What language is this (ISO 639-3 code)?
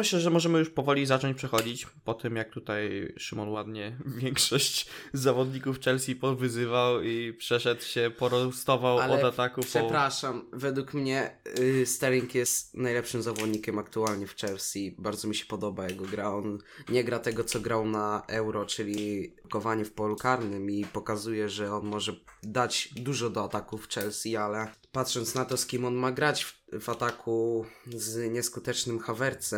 pol